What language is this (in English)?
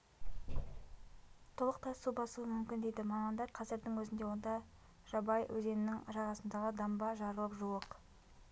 Kazakh